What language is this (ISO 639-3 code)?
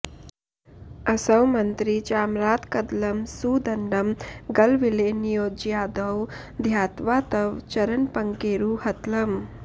san